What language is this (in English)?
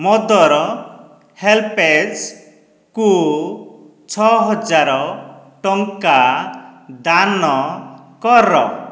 Odia